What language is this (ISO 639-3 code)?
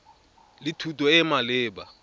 tsn